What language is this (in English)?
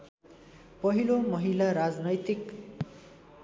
Nepali